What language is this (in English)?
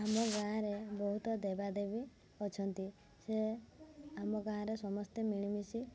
Odia